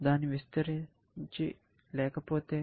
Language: Telugu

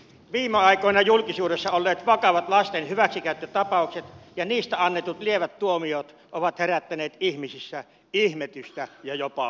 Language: Finnish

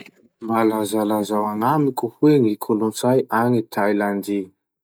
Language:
Masikoro Malagasy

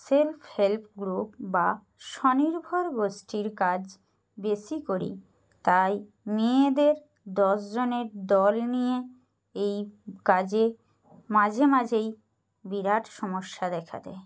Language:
Bangla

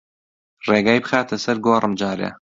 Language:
Central Kurdish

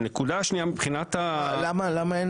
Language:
Hebrew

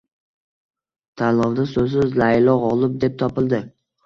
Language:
Uzbek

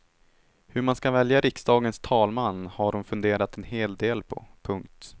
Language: Swedish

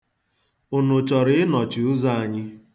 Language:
Igbo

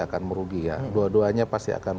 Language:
Indonesian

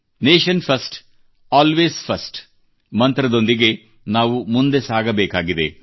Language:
Kannada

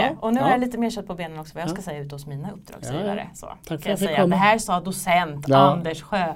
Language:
Swedish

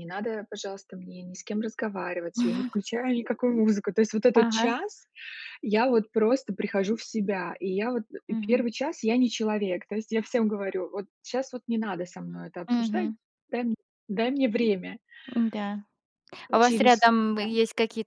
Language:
Russian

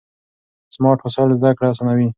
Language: Pashto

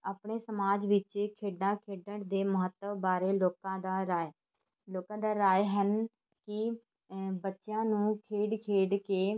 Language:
Punjabi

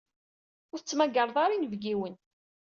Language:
Kabyle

